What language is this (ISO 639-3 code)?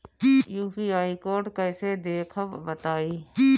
bho